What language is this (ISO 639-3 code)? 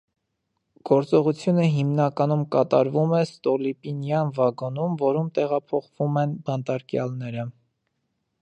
hye